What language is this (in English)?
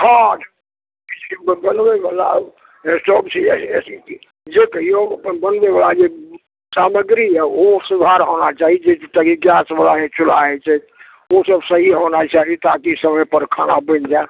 Maithili